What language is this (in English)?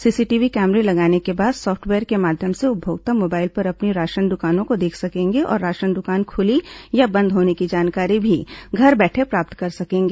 Hindi